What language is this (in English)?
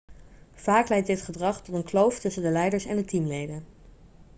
Dutch